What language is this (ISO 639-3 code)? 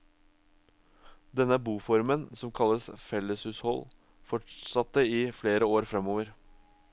nor